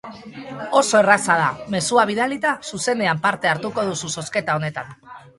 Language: Basque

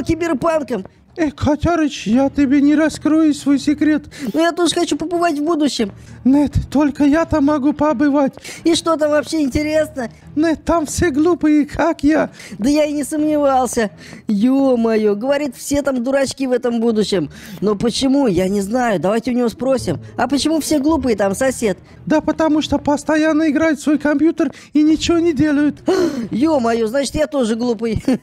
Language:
Russian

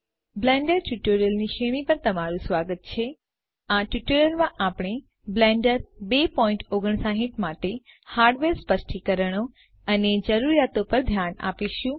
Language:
Gujarati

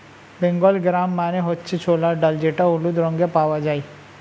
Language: Bangla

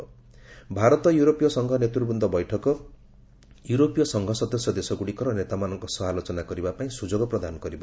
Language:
Odia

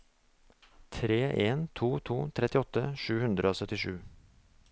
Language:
Norwegian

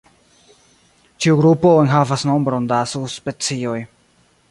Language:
Esperanto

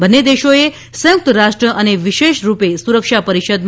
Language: Gujarati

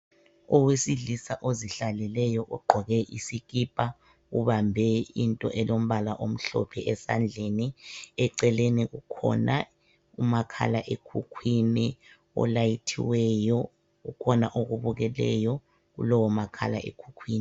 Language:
North Ndebele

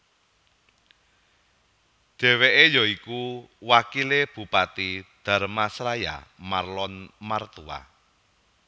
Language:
Javanese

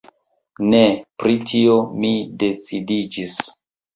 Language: Esperanto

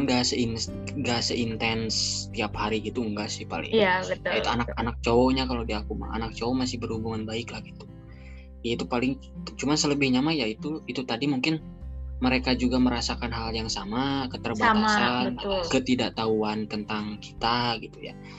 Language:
Indonesian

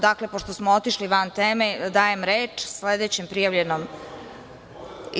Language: Serbian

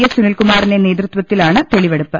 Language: Malayalam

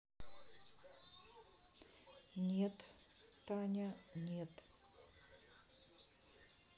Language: Russian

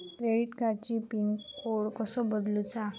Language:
Marathi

